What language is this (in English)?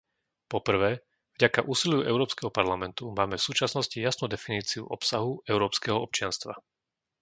Slovak